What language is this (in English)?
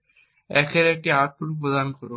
Bangla